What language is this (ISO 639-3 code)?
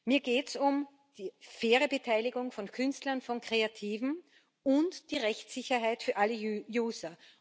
deu